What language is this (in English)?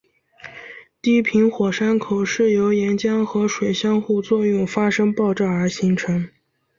Chinese